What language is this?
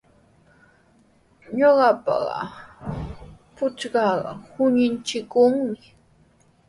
Sihuas Ancash Quechua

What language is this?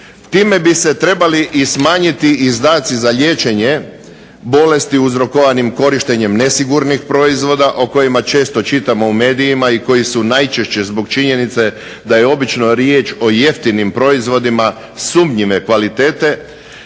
Croatian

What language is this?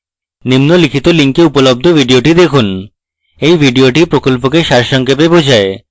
Bangla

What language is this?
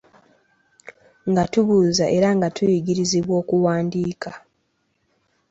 Ganda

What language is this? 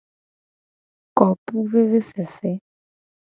Gen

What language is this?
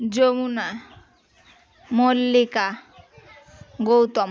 Bangla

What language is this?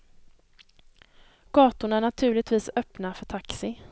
Swedish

